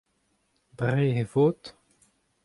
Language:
Breton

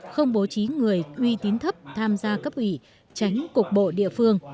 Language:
Vietnamese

